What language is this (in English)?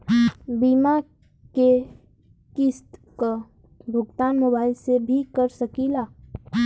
Bhojpuri